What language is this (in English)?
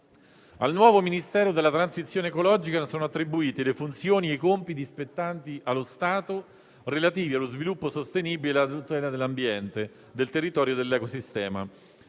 Italian